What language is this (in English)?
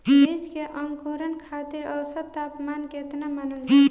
Bhojpuri